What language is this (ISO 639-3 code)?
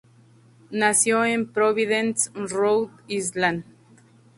spa